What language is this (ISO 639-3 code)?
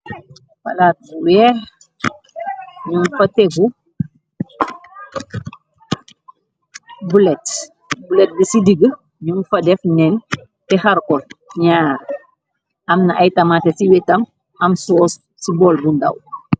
wol